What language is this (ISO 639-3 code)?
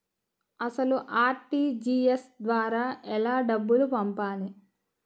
tel